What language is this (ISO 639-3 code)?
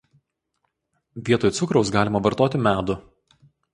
lit